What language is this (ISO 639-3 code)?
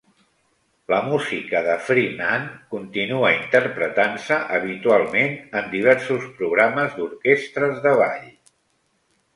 cat